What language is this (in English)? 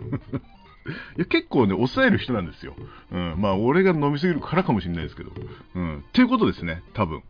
Japanese